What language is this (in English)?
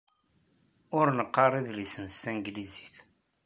Kabyle